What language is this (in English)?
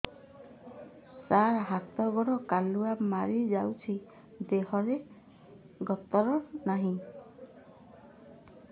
Odia